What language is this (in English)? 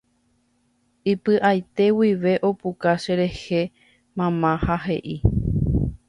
Guarani